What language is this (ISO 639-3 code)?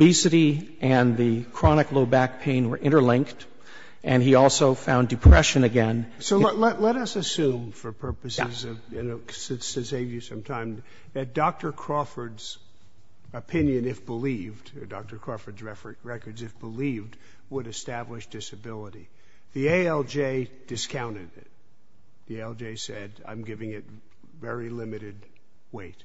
eng